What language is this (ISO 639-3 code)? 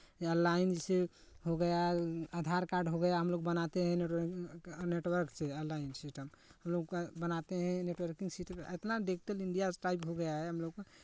hin